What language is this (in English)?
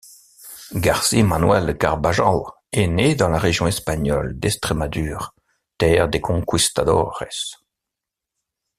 French